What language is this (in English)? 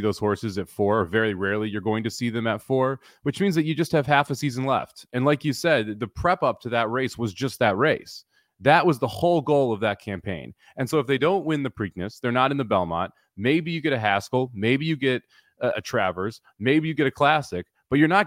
English